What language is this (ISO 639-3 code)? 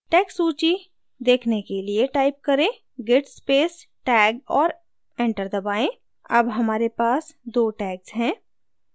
hin